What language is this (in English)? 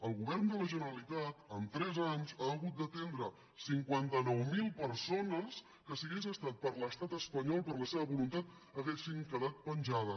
Catalan